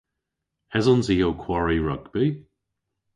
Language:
Cornish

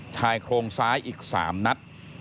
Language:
Thai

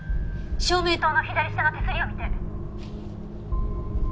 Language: Japanese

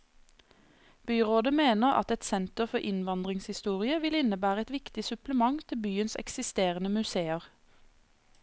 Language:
Norwegian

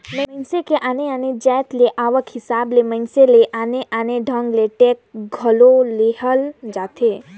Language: Chhattisgarhi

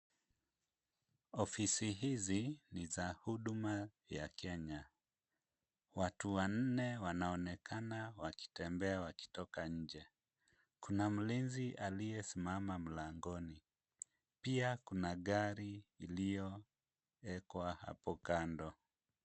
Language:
Swahili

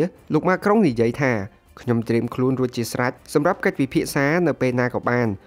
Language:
Thai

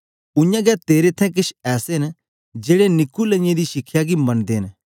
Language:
Dogri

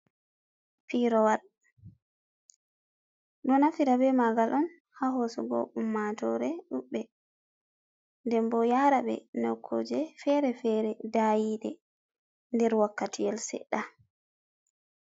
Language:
Fula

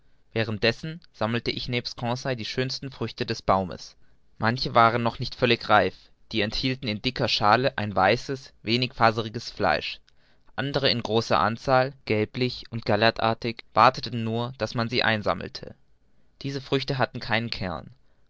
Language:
German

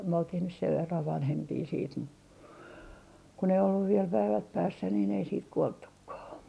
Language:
Finnish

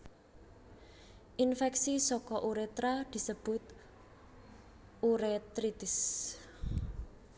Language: Javanese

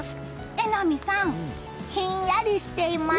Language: Japanese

